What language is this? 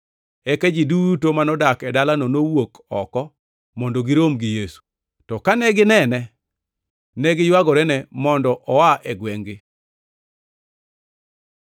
Luo (Kenya and Tanzania)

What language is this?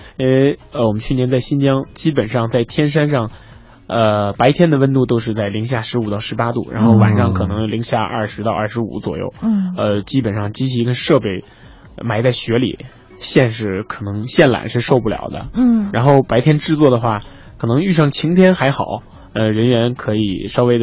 Chinese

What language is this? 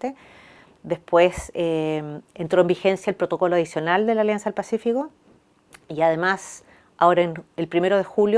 Spanish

